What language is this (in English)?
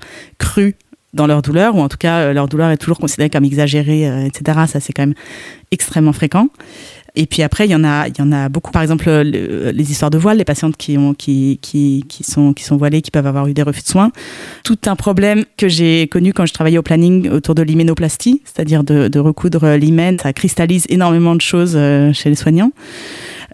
French